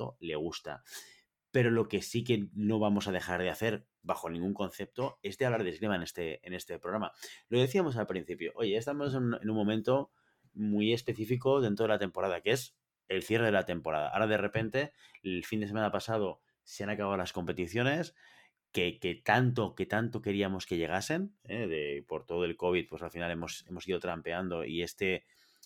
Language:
Spanish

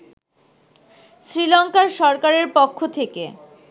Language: Bangla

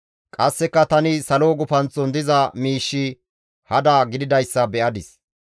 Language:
Gamo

